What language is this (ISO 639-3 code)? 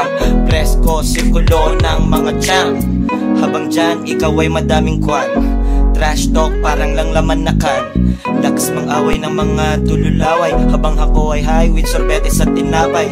fil